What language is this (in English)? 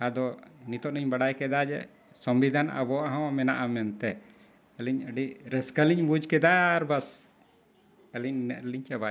Santali